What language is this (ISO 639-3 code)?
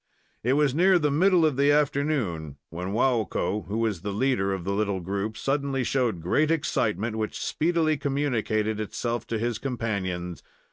eng